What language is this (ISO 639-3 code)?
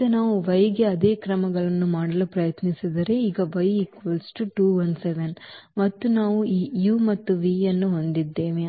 kan